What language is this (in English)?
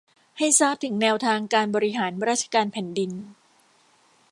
Thai